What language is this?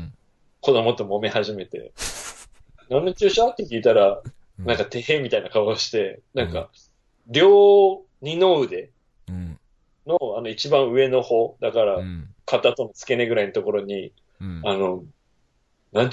Japanese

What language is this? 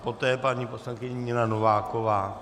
Czech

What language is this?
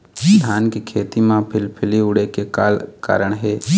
Chhattisgarhi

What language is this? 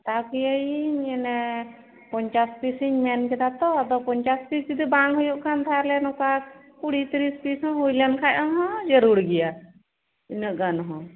Santali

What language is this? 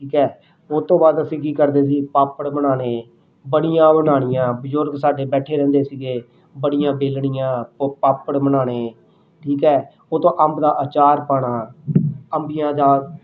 Punjabi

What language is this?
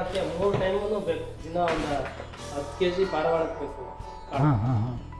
English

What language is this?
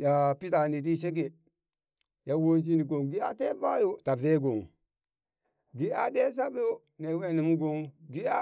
Burak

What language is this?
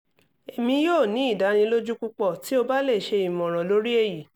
Yoruba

